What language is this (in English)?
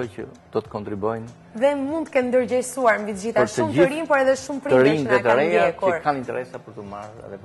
Romanian